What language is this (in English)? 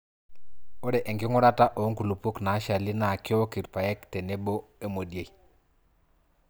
Masai